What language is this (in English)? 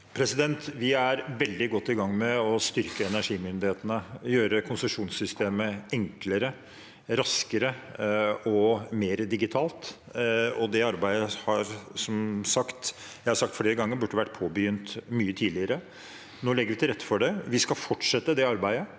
Norwegian